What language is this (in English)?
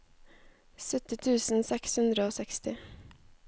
Norwegian